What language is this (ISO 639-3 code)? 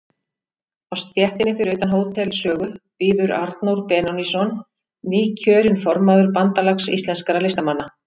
isl